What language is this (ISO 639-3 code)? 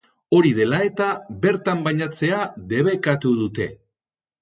eus